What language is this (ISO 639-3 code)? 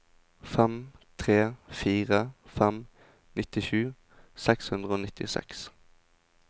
nor